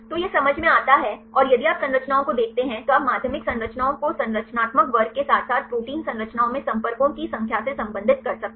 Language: Hindi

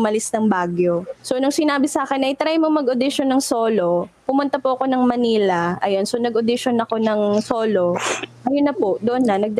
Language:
Filipino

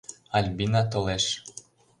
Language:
Mari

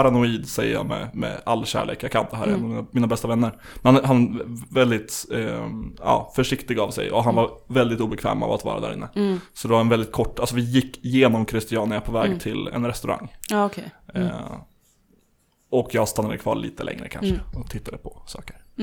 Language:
Swedish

